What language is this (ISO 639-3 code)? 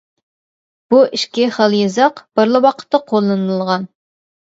uig